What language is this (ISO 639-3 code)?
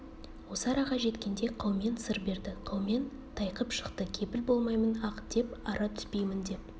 kaz